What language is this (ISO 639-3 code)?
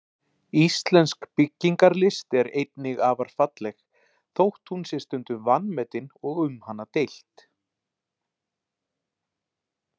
isl